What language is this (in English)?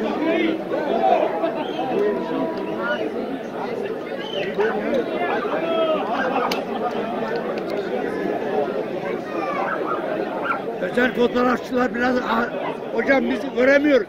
Turkish